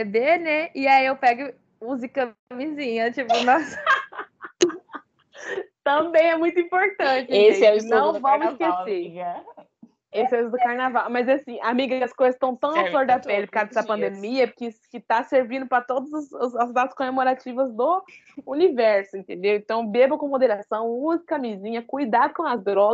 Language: Portuguese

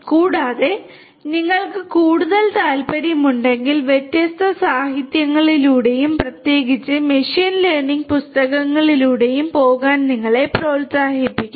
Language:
Malayalam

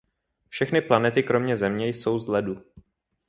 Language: Czech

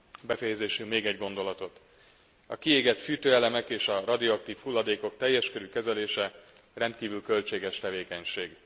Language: Hungarian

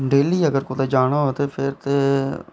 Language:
Dogri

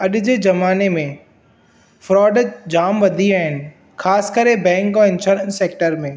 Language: Sindhi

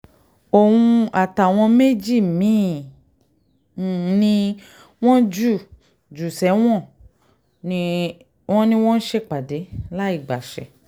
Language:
Yoruba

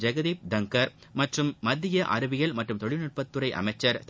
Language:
Tamil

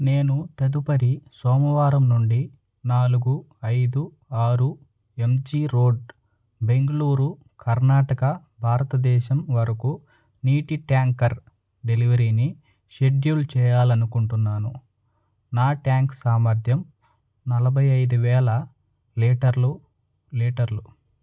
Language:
Telugu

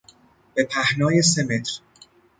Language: Persian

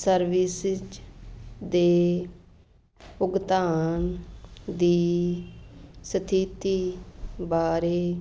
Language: Punjabi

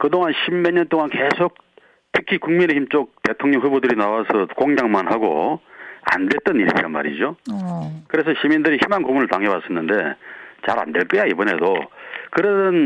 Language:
Korean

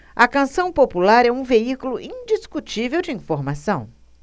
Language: Portuguese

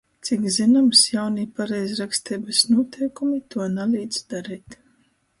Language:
Latgalian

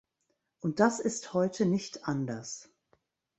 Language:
German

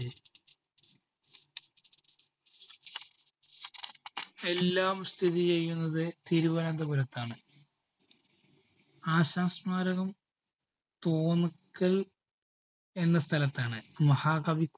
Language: Malayalam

